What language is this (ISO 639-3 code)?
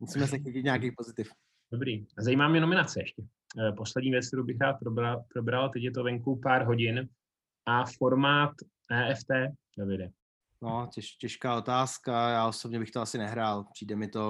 ces